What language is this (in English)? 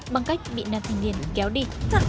Vietnamese